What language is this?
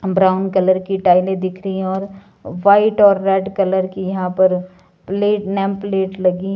Hindi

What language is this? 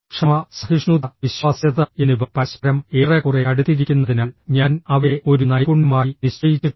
Malayalam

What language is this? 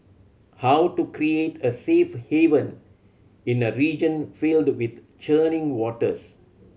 English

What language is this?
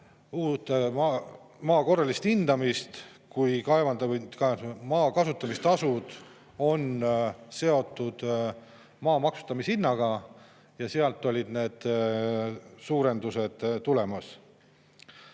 Estonian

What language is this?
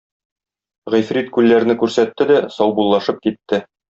Tatar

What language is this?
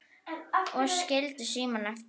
Icelandic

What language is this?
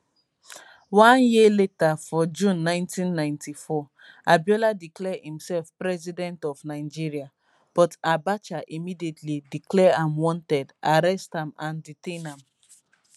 Nigerian Pidgin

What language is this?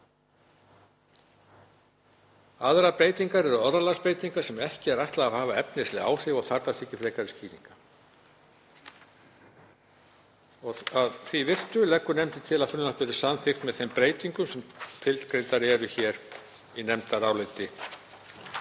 Icelandic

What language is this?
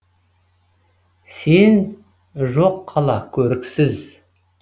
Kazakh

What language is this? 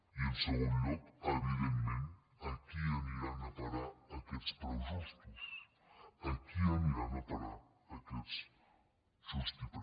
Catalan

